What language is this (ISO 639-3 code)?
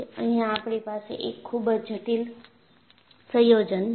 guj